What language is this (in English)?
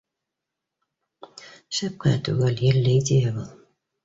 Bashkir